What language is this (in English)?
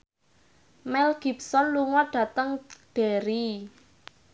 Javanese